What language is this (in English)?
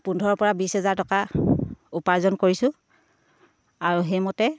Assamese